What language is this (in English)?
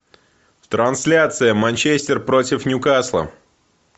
Russian